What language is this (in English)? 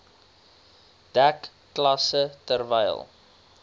Afrikaans